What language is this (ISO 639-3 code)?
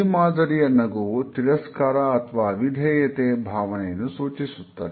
kan